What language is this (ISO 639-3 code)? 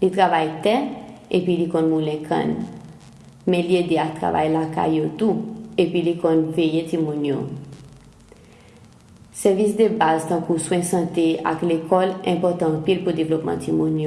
por